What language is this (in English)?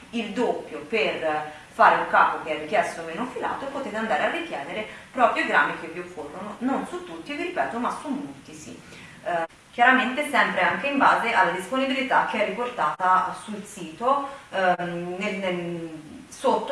Italian